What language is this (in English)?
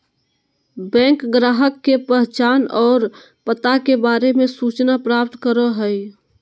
Magahi